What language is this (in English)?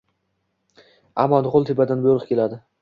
Uzbek